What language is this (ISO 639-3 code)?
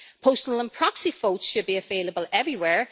eng